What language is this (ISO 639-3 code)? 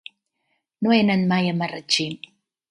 cat